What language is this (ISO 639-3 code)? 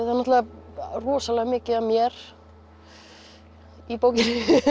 isl